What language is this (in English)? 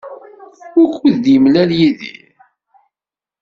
Kabyle